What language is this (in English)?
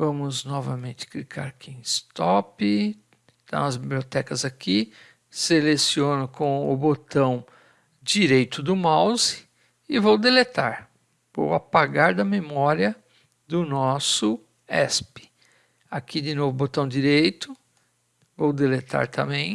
Portuguese